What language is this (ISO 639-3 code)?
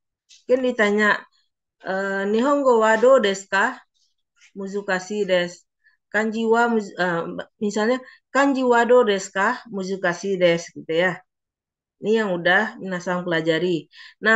ind